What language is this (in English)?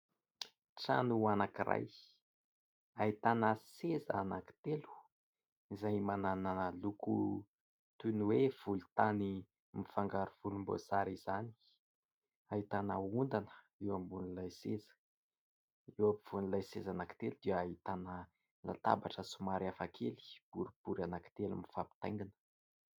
Malagasy